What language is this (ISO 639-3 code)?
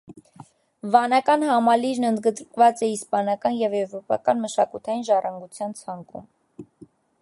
hye